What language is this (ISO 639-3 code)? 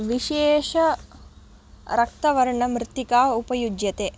san